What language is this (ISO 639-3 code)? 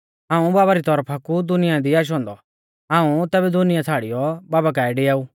bfz